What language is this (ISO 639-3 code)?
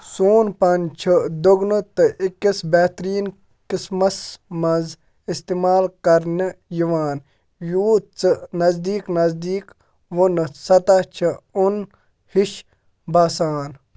kas